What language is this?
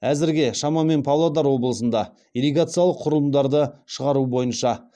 Kazakh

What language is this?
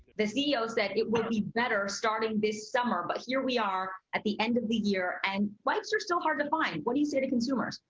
English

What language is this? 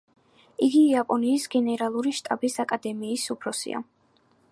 Georgian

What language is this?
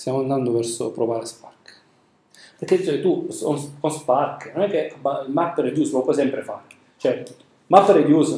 Italian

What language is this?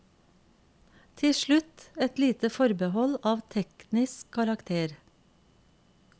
Norwegian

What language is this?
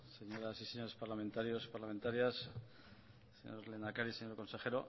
Spanish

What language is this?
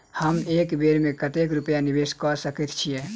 Maithili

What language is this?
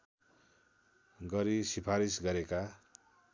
Nepali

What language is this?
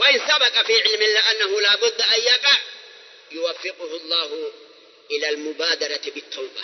Arabic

